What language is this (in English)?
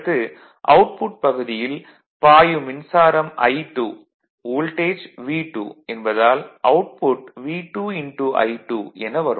Tamil